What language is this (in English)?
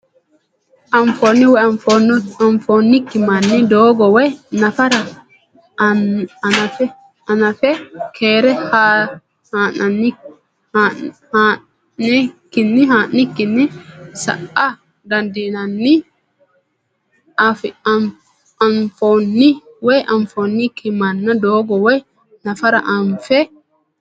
Sidamo